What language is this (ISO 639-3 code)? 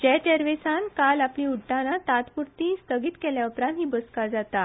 kok